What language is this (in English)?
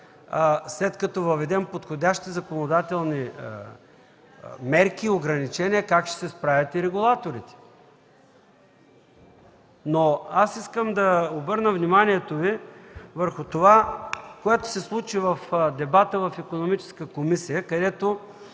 Bulgarian